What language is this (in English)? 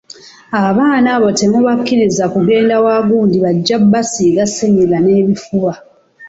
Ganda